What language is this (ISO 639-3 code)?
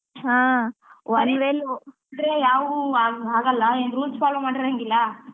kan